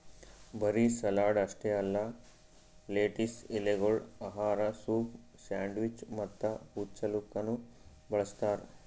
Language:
Kannada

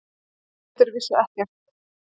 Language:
Icelandic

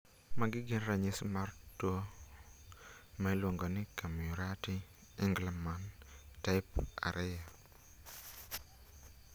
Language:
Luo (Kenya and Tanzania)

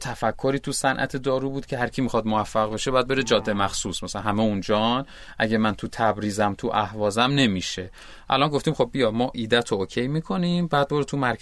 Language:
Persian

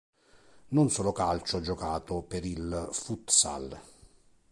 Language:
Italian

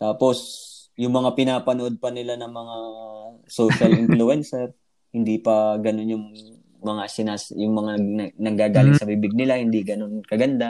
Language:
Filipino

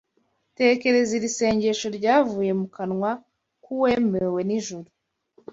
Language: Kinyarwanda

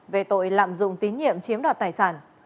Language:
Vietnamese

